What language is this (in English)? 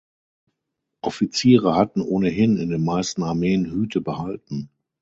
German